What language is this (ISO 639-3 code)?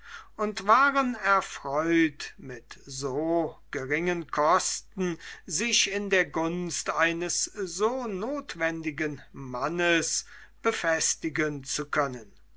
deu